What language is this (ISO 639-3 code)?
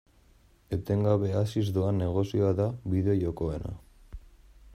eus